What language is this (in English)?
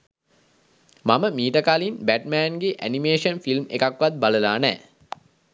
Sinhala